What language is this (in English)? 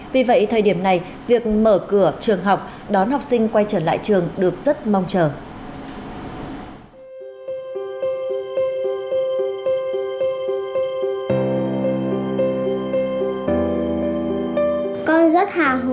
Vietnamese